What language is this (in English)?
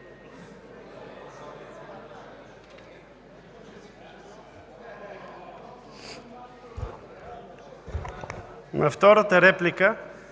Bulgarian